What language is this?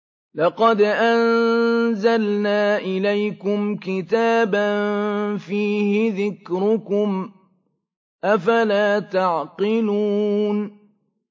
Arabic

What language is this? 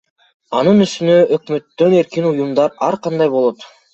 Kyrgyz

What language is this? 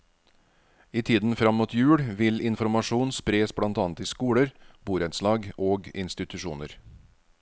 Norwegian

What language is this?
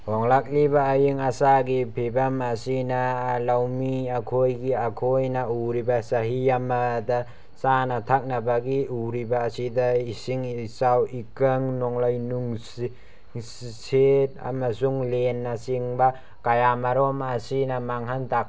Manipuri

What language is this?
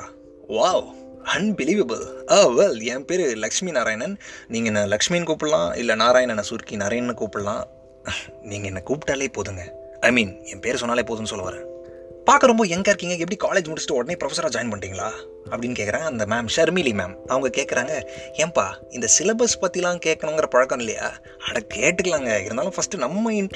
Tamil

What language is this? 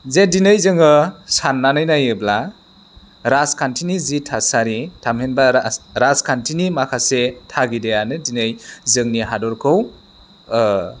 Bodo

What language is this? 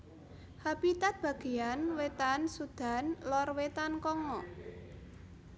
Javanese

